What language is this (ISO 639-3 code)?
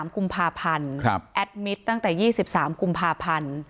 tha